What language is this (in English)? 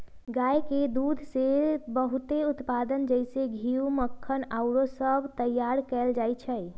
Magahi